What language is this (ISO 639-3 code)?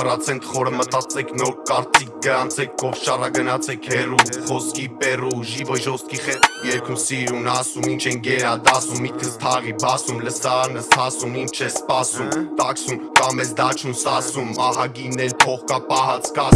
hye